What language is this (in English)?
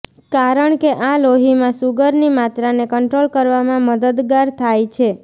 Gujarati